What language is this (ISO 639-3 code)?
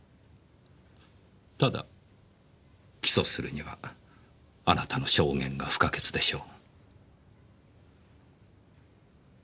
jpn